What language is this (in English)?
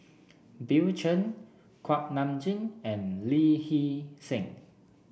English